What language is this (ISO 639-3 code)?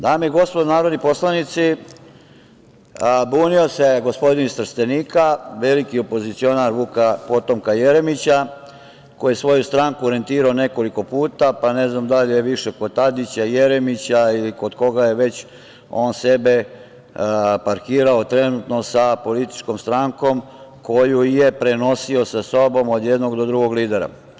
srp